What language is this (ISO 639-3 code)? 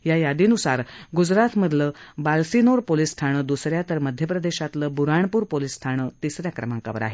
mar